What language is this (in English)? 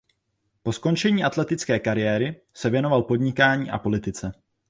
Czech